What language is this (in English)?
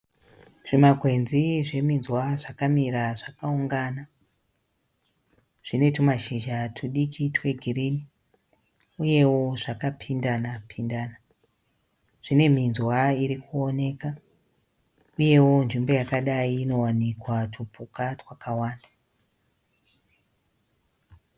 Shona